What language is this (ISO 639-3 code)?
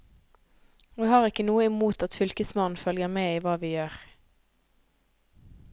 nor